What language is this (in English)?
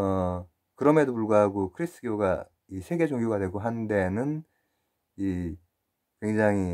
Korean